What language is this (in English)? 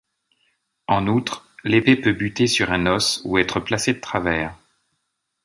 French